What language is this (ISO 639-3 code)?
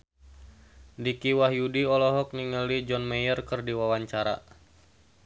sun